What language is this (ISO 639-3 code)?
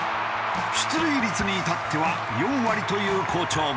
jpn